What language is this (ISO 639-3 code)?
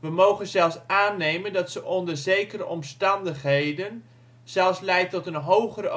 nld